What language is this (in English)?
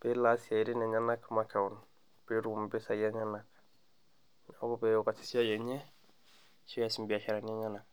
Masai